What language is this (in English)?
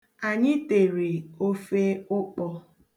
Igbo